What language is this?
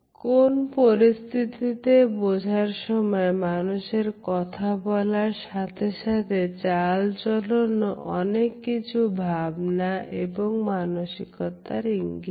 Bangla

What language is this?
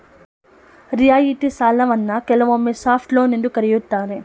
Kannada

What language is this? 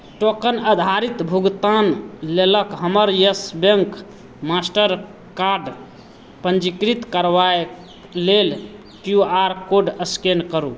Maithili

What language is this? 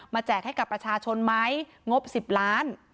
Thai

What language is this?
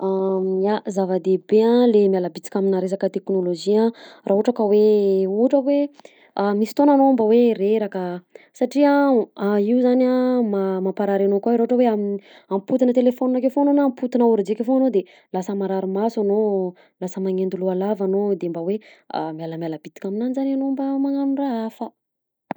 Southern Betsimisaraka Malagasy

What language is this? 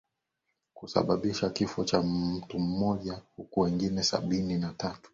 Swahili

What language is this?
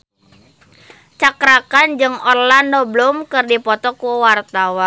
Sundanese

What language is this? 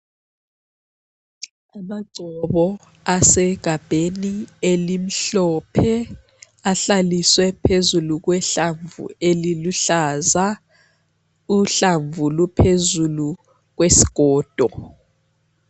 North Ndebele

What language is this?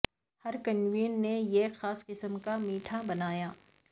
Urdu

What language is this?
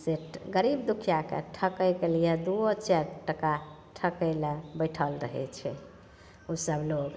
Maithili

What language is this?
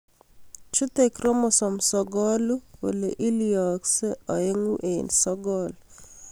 Kalenjin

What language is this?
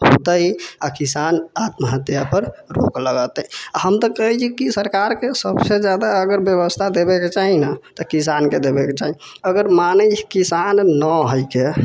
Maithili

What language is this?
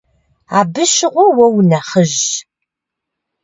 Kabardian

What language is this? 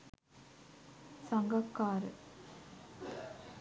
Sinhala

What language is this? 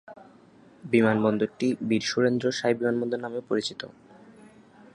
Bangla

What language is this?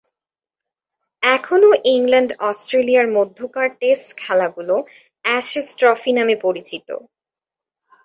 Bangla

